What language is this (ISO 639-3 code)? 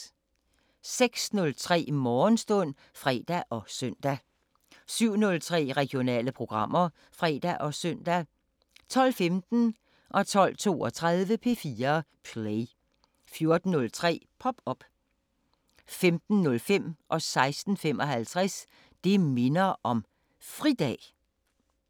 dan